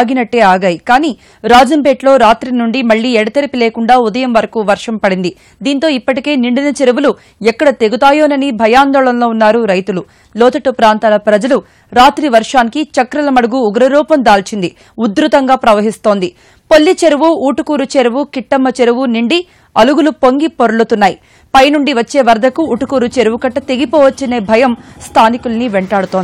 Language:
Italian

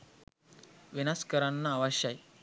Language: Sinhala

